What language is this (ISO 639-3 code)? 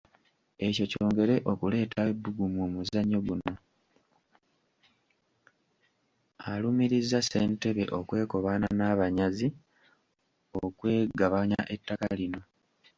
lug